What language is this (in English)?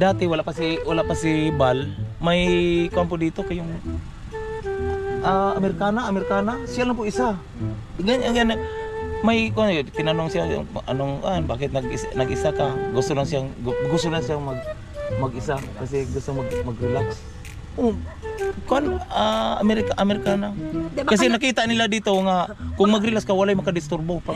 Filipino